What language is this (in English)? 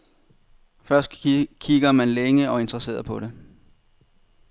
Danish